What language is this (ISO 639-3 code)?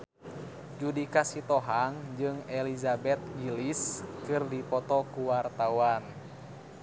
sun